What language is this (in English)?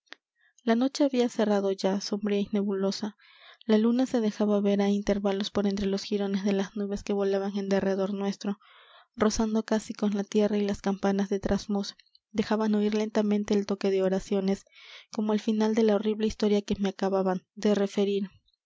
Spanish